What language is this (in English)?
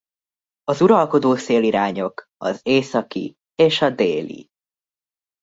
Hungarian